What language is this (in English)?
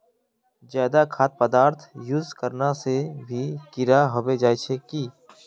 Magahi